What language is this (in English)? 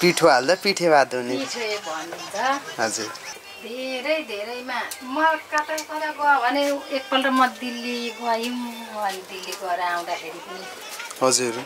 Thai